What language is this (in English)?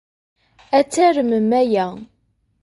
Kabyle